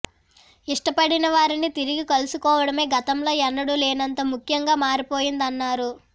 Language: Telugu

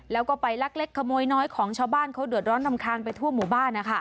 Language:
Thai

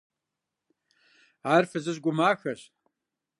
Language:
Kabardian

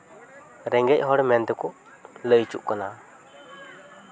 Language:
Santali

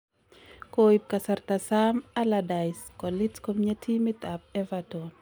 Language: Kalenjin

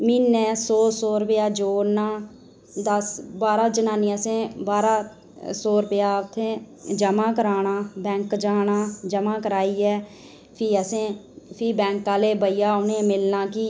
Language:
Dogri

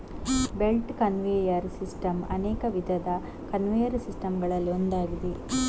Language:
Kannada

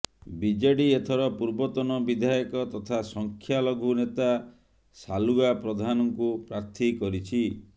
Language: Odia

